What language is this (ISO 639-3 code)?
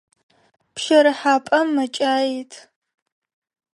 ady